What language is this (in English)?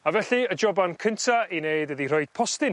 Welsh